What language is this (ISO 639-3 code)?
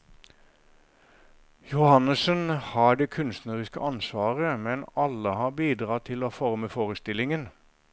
nor